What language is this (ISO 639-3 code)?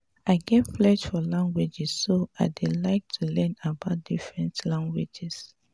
pcm